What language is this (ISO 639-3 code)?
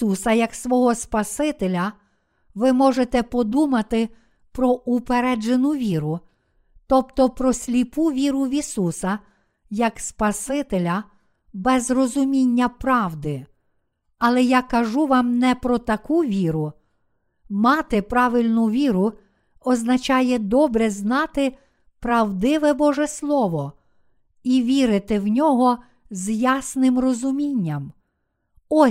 ukr